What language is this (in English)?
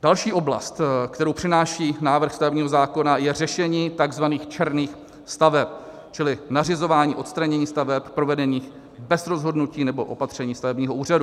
Czech